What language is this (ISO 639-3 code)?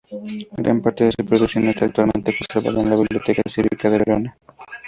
spa